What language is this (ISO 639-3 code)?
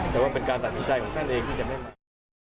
tha